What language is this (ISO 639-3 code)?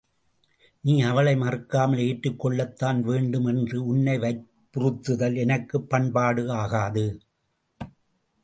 tam